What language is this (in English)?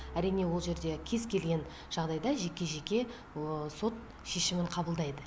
Kazakh